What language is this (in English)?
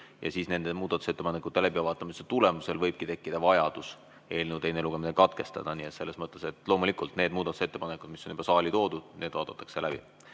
Estonian